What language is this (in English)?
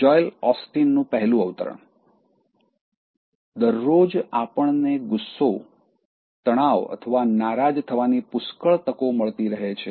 Gujarati